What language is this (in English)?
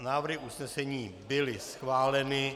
Czech